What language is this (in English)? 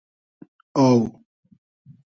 Hazaragi